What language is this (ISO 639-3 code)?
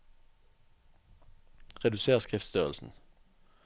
nor